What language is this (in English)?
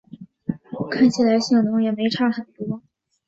Chinese